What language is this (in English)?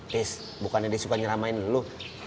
Indonesian